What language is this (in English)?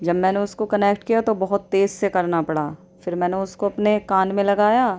Urdu